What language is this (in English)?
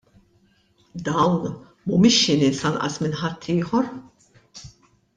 Maltese